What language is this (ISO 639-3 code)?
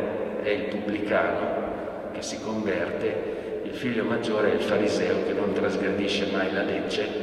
ita